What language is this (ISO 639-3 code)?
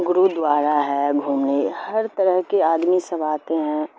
urd